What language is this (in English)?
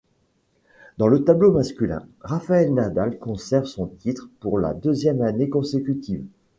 French